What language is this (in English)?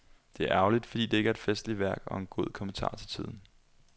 Danish